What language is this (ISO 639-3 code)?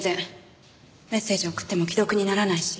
jpn